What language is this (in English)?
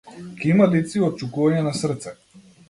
Macedonian